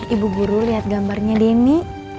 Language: Indonesian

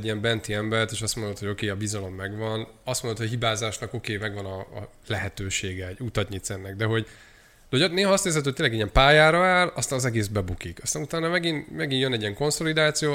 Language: Hungarian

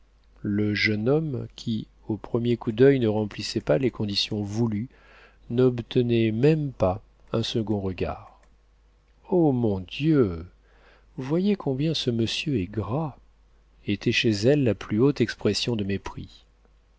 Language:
French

